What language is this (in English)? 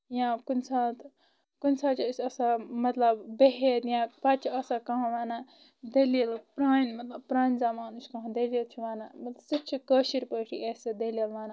Kashmiri